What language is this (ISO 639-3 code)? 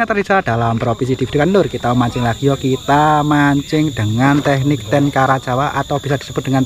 ind